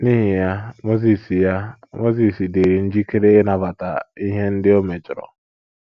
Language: Igbo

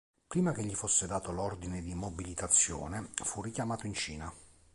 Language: Italian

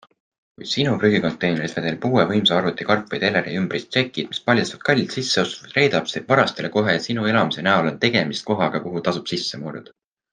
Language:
Estonian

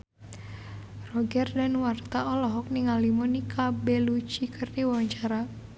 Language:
Sundanese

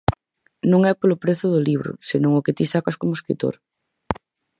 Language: Galician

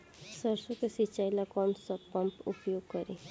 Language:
Bhojpuri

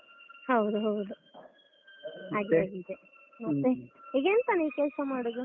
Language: Kannada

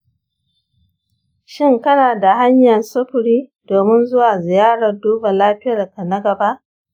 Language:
Hausa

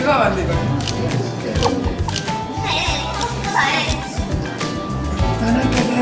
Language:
Korean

